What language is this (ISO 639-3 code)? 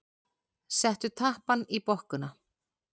isl